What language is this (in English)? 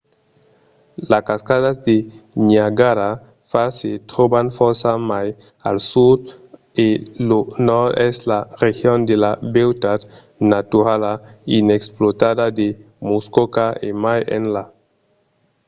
Occitan